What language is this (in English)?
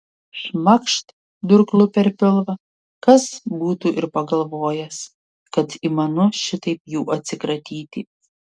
Lithuanian